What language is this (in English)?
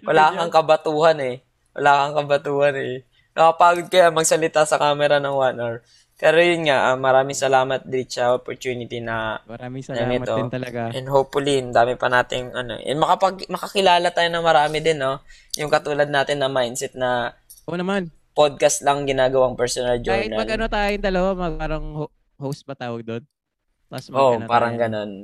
Filipino